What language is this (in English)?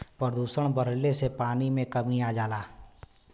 Bhojpuri